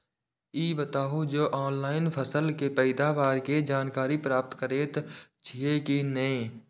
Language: Maithili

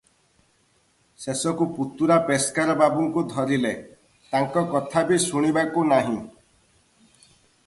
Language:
Odia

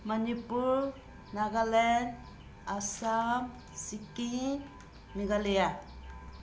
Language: Manipuri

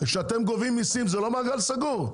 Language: Hebrew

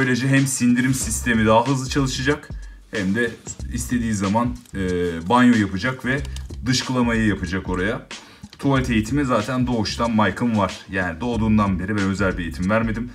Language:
Turkish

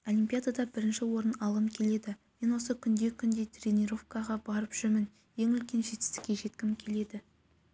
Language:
Kazakh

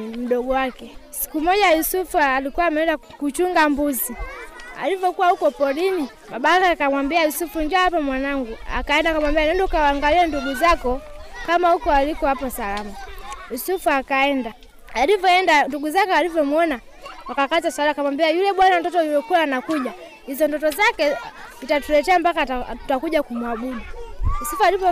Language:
Swahili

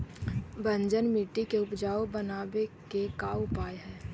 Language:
Magahi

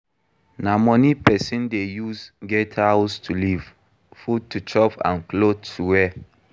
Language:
Nigerian Pidgin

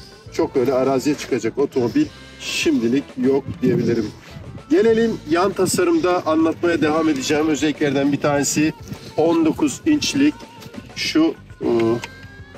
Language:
Turkish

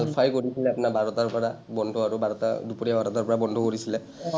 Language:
Assamese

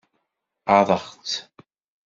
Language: Kabyle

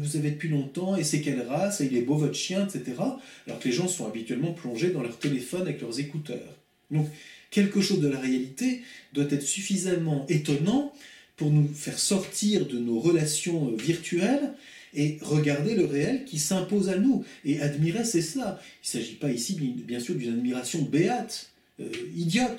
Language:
French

